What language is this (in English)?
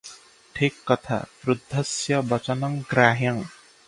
Odia